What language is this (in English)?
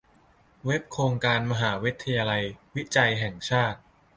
Thai